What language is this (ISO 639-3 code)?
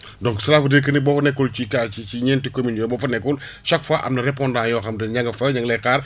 wol